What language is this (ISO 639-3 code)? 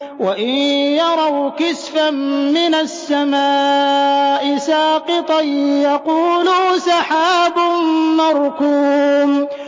ara